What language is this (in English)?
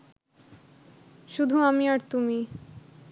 Bangla